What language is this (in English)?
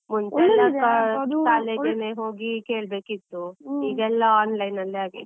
Kannada